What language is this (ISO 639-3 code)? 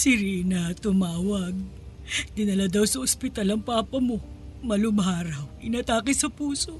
fil